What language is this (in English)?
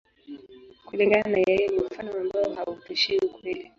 Swahili